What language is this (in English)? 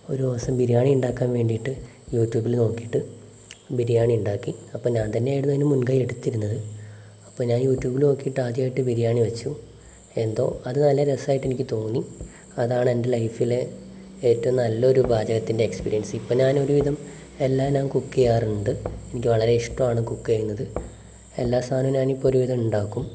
Malayalam